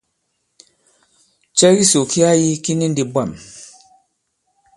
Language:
Bankon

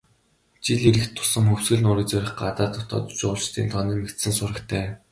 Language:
Mongolian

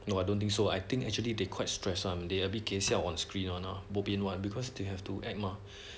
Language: English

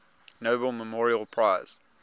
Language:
English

